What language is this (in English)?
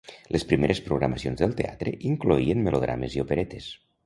Catalan